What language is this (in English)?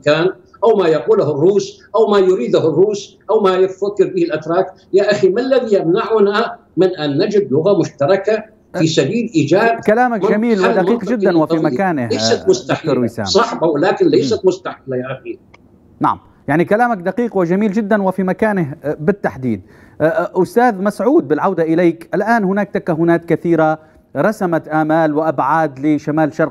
Arabic